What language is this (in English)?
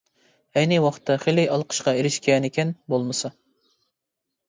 Uyghur